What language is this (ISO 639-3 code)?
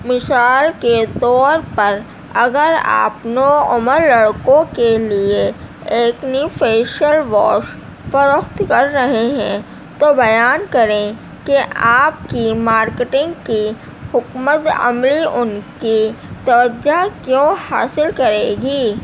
urd